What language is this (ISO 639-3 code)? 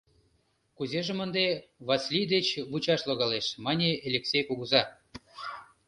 chm